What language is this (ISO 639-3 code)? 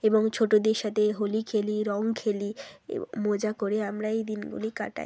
ben